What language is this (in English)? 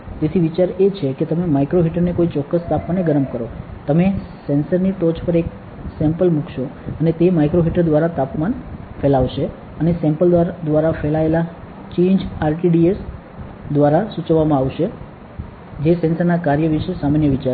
Gujarati